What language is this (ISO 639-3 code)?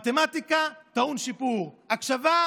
heb